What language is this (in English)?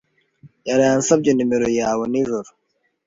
Kinyarwanda